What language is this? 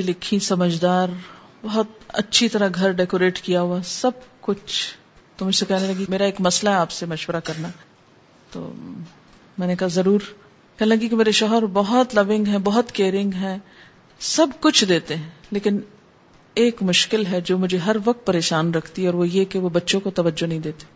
Urdu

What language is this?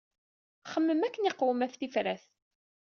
Kabyle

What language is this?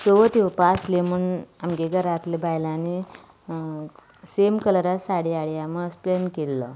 Konkani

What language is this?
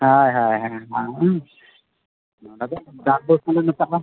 Santali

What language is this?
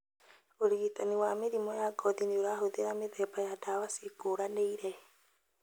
Kikuyu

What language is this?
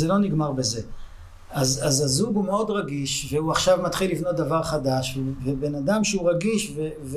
Hebrew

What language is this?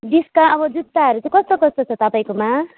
Nepali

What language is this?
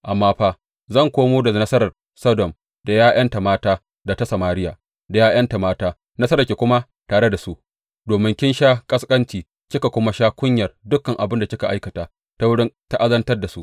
Hausa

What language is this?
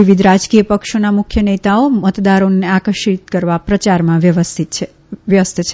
Gujarati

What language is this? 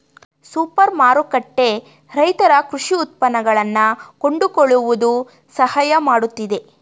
Kannada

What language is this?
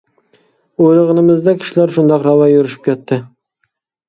Uyghur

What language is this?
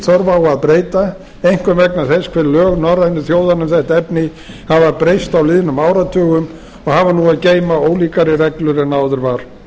Icelandic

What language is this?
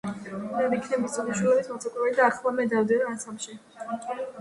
Georgian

